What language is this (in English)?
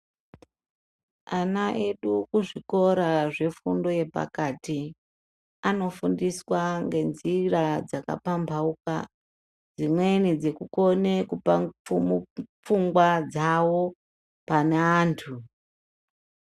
Ndau